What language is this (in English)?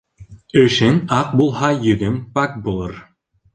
Bashkir